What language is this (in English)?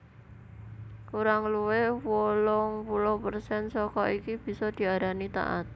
Javanese